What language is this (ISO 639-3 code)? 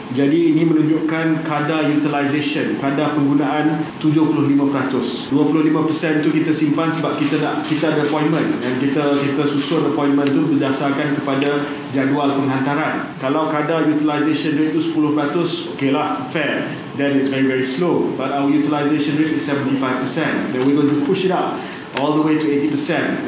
msa